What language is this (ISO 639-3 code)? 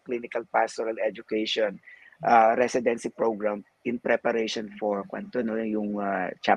fil